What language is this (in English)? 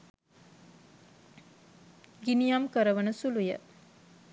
Sinhala